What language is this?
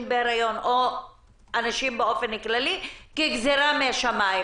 Hebrew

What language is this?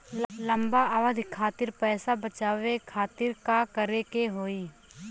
Bhojpuri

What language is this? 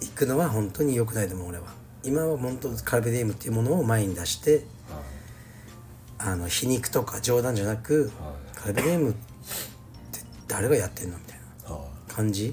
Japanese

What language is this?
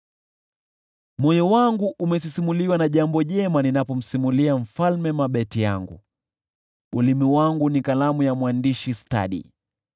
Swahili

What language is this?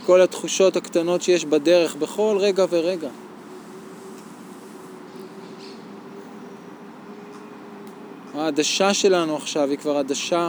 Hebrew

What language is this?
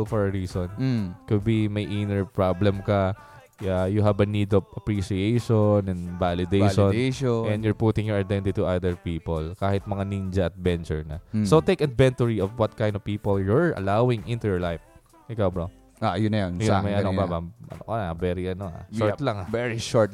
Filipino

